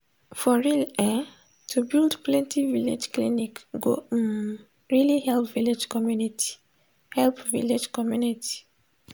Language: Nigerian Pidgin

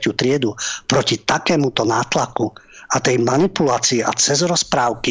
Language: Slovak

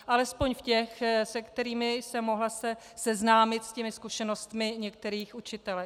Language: Czech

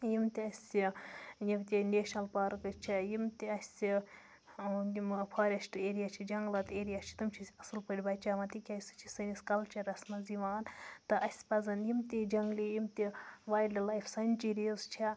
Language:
Kashmiri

